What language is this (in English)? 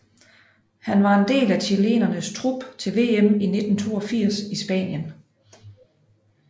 Danish